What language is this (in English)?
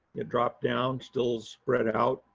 English